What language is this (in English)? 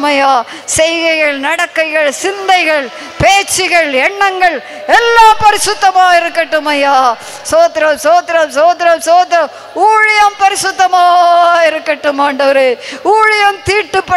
Romanian